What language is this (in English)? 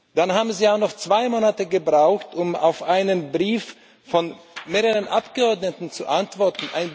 German